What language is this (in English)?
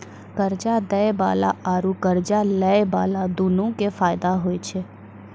Maithili